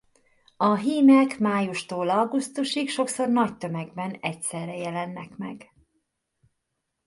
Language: Hungarian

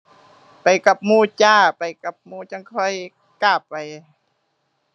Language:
Thai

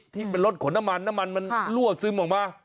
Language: Thai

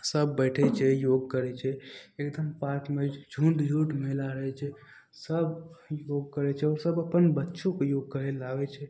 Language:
Maithili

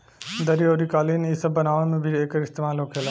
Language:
Bhojpuri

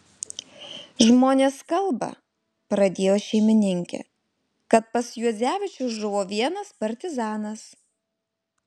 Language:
Lithuanian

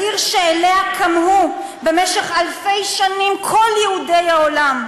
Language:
Hebrew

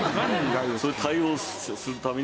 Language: Japanese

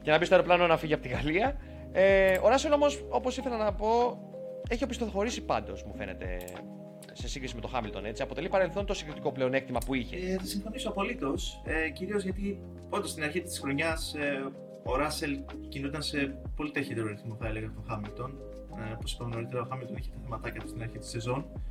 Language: Greek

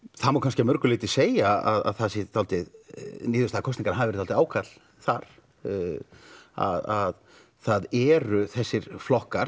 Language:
Icelandic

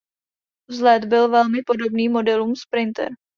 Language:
Czech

